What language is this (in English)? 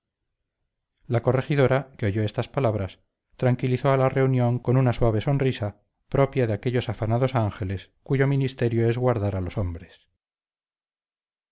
Spanish